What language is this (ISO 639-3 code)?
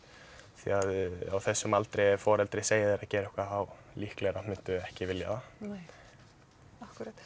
isl